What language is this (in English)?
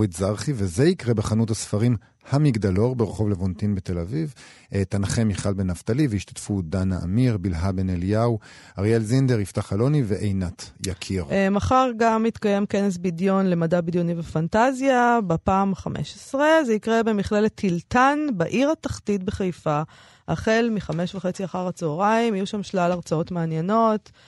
Hebrew